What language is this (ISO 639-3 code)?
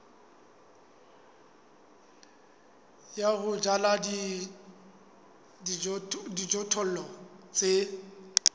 sot